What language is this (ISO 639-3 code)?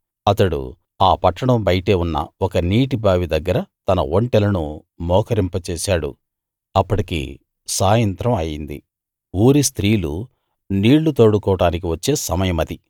tel